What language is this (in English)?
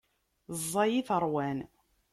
Kabyle